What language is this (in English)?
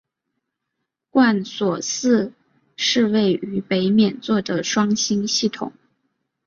Chinese